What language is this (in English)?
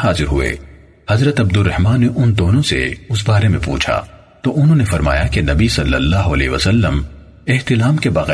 Urdu